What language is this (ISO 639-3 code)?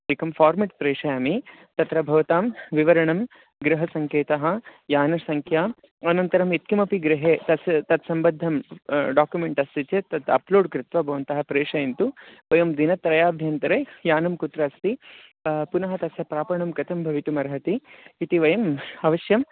san